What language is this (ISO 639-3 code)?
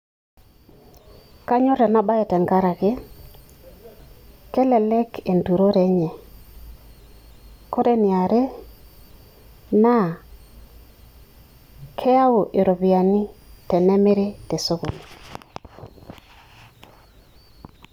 mas